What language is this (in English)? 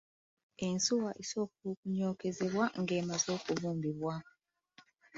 Ganda